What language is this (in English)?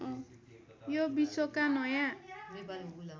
Nepali